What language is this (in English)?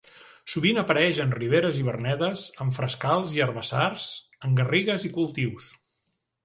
Catalan